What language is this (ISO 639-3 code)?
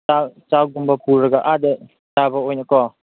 mni